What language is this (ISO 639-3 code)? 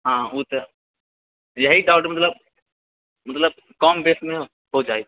mai